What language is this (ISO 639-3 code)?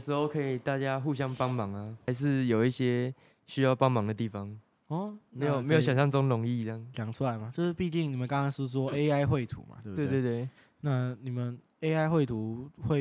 zho